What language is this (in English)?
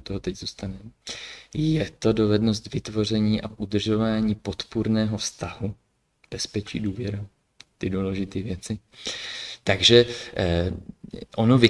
Czech